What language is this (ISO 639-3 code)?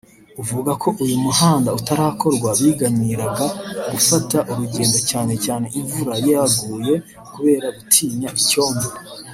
kin